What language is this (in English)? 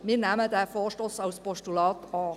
Swiss German